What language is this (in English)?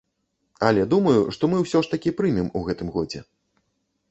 Belarusian